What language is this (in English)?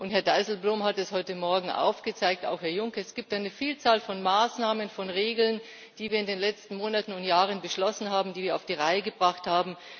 German